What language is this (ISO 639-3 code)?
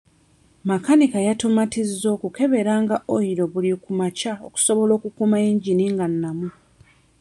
lug